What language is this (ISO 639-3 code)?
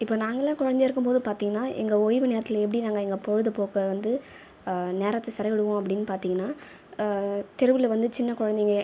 tam